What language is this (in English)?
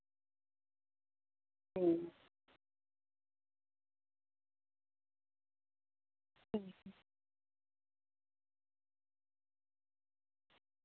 Santali